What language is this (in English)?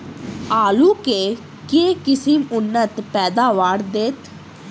Maithili